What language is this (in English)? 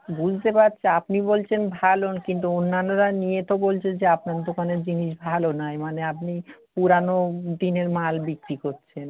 Bangla